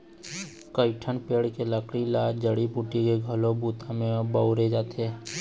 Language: Chhattisgarhi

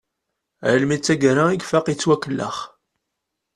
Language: Kabyle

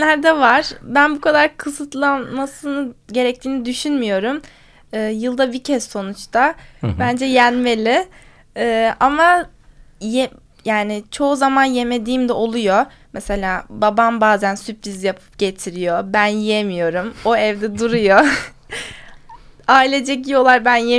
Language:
Turkish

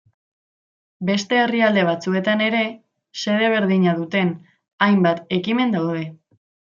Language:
Basque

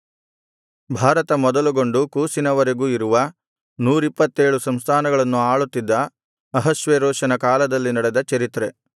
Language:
Kannada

